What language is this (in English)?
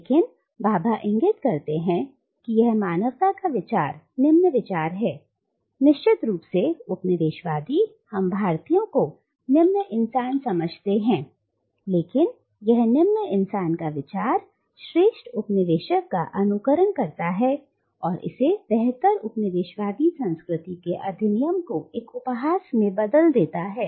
Hindi